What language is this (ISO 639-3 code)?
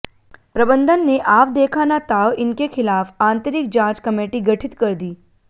hin